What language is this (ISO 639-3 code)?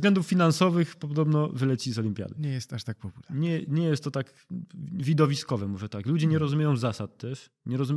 pol